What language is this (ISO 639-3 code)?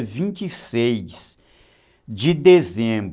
por